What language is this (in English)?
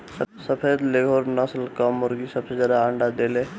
Bhojpuri